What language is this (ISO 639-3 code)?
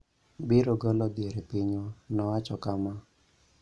luo